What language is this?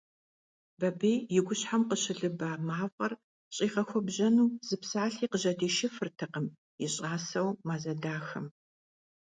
Kabardian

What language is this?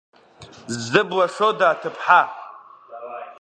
Abkhazian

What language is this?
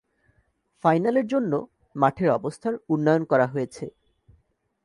Bangla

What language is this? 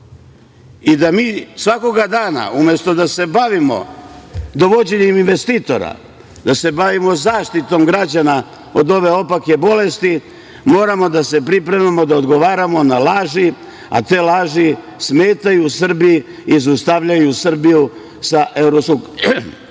Serbian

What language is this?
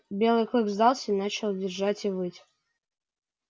Russian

